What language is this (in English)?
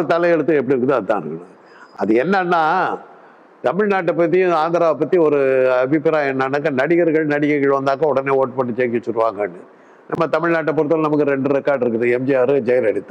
Arabic